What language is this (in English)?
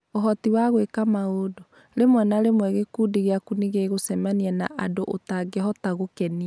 Kikuyu